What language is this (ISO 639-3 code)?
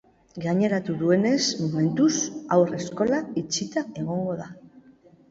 eus